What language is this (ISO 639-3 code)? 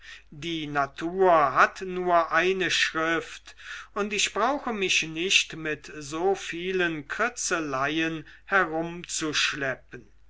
deu